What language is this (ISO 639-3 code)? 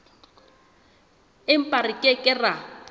sot